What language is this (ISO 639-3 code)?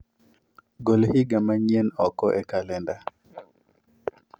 luo